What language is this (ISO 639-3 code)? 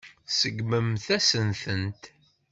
kab